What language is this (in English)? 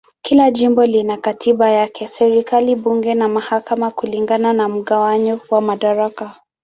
Swahili